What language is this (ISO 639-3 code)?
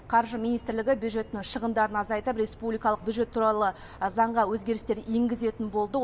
kaz